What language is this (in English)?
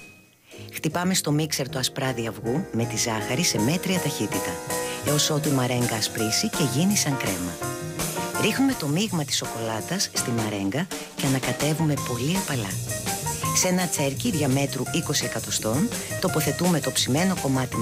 Greek